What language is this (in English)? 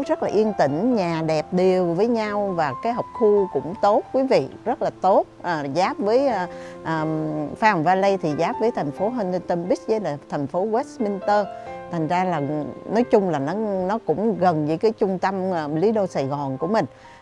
Vietnamese